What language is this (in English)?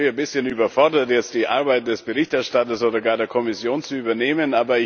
German